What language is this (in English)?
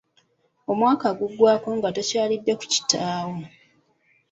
Ganda